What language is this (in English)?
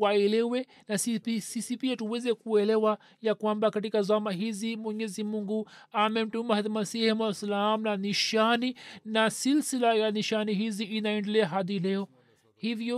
Swahili